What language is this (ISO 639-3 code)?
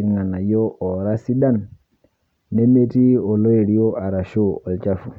mas